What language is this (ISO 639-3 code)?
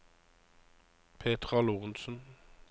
nor